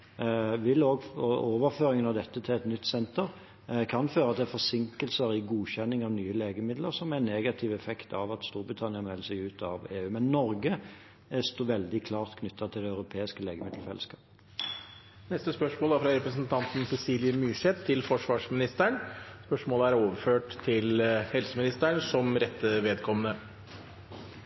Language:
Norwegian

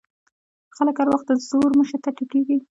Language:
Pashto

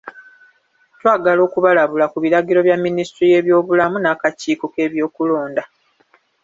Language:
Ganda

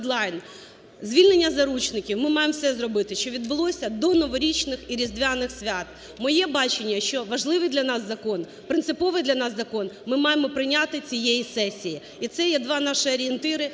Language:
Ukrainian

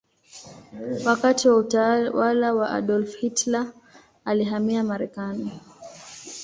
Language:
Swahili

